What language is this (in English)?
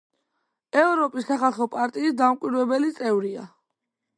Georgian